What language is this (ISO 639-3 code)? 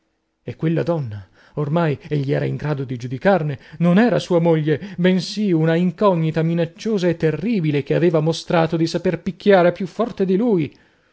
ita